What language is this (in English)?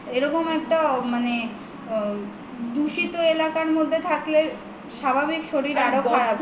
Bangla